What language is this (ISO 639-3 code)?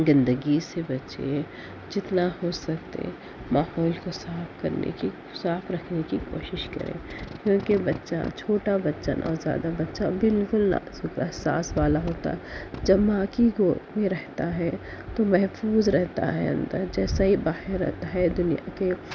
urd